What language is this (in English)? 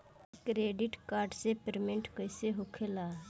Bhojpuri